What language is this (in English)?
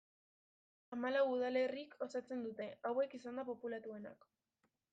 Basque